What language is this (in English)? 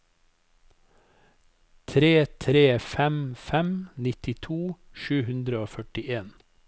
Norwegian